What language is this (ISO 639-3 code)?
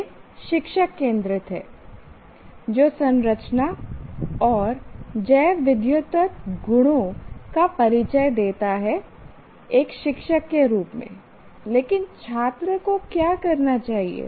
hin